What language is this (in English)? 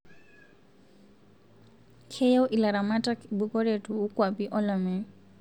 Masai